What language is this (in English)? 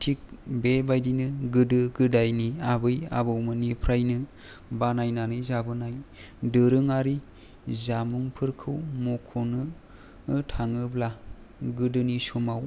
Bodo